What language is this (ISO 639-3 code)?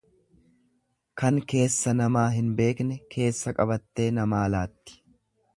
orm